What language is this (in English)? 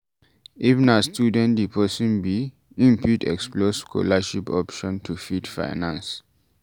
Nigerian Pidgin